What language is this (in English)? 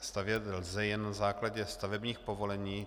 Czech